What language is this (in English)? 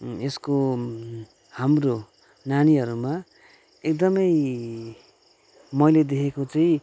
Nepali